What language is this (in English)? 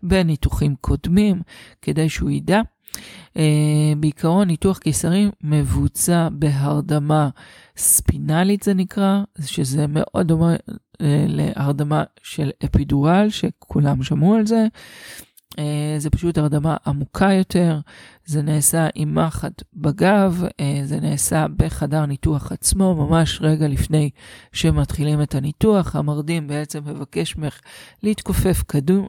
Hebrew